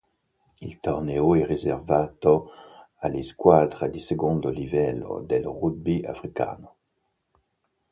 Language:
Italian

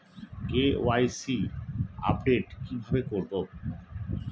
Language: Bangla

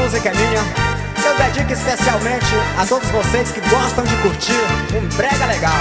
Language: Portuguese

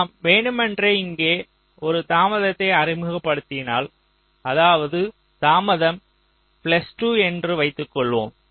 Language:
Tamil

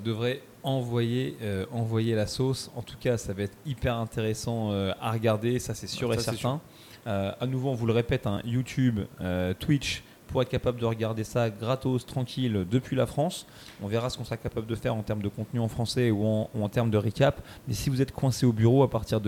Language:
French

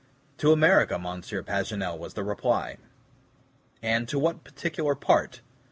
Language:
English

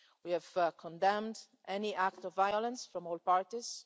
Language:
English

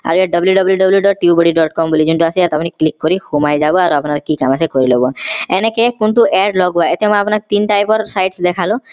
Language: Assamese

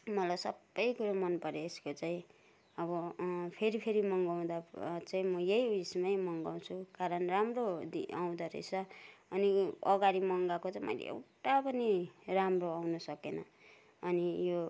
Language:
Nepali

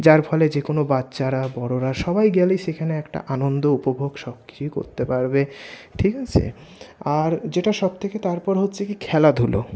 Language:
Bangla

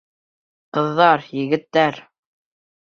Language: Bashkir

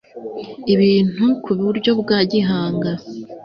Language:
Kinyarwanda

